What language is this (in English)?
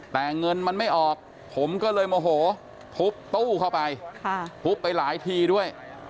Thai